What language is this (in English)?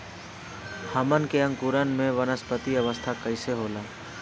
Bhojpuri